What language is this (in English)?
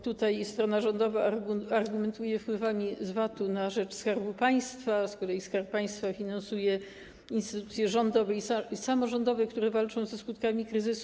Polish